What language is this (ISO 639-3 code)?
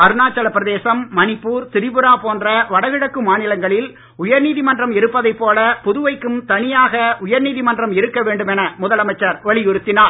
tam